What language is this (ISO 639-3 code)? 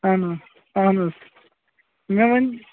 kas